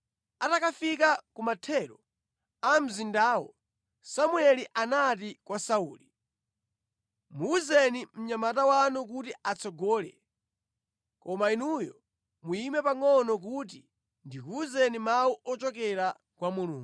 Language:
Nyanja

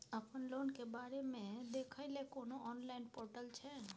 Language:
Maithili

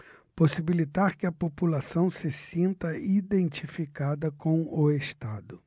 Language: Portuguese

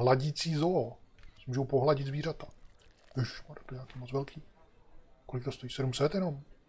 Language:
Czech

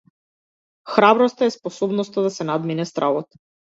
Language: Macedonian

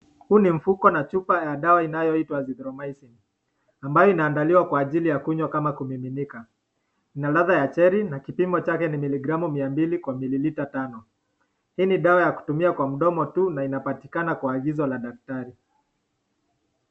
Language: Swahili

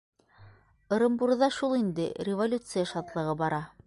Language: Bashkir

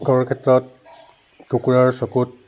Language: Assamese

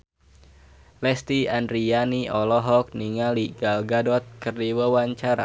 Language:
Sundanese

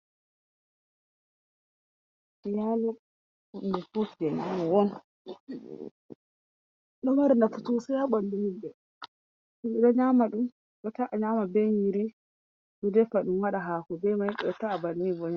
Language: Fula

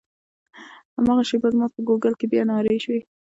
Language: Pashto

